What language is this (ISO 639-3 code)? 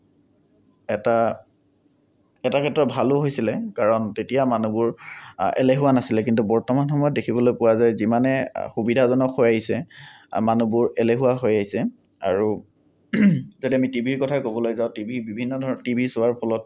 asm